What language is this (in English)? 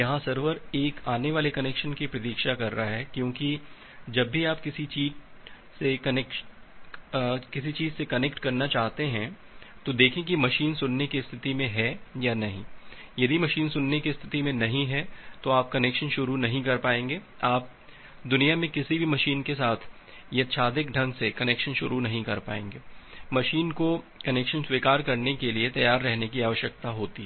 Hindi